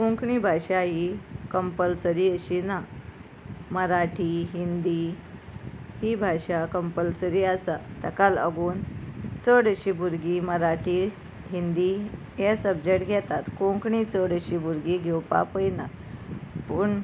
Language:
Konkani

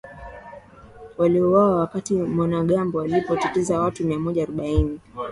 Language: Swahili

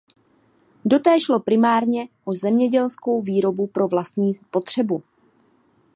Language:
Czech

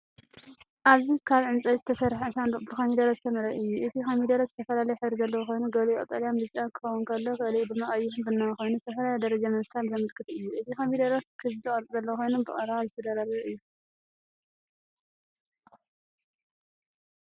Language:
Tigrinya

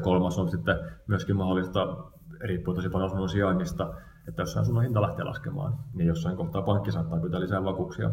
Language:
Finnish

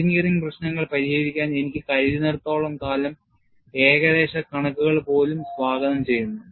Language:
Malayalam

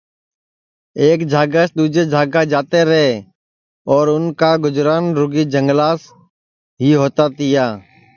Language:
Sansi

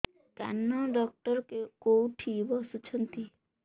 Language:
Odia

